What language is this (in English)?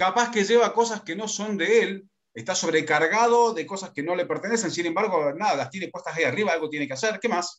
Spanish